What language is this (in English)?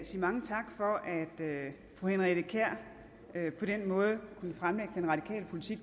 Danish